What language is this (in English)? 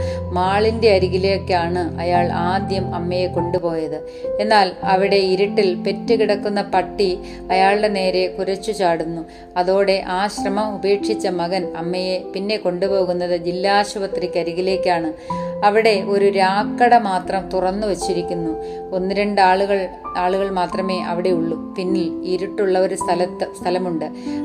Malayalam